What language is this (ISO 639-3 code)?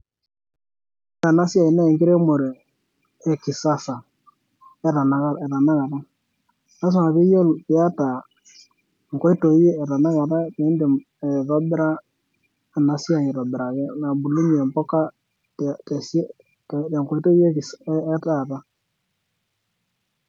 mas